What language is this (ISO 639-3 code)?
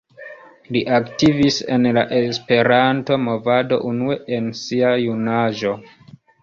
epo